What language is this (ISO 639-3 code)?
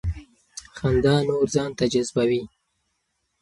pus